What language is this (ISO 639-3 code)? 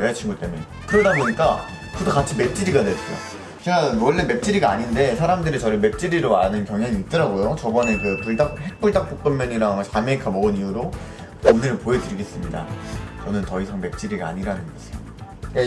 kor